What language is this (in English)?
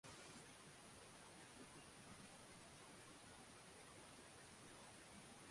Swahili